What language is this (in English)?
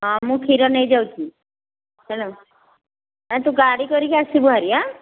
Odia